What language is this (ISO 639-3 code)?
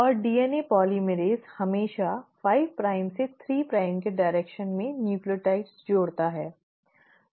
hin